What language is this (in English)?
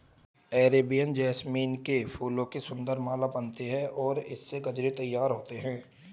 Hindi